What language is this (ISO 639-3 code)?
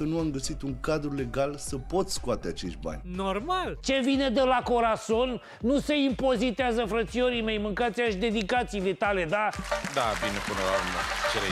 ron